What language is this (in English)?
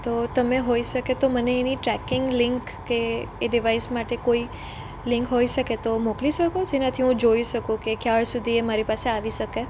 Gujarati